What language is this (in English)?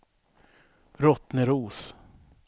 Swedish